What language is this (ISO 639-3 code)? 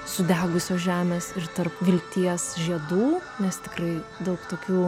lit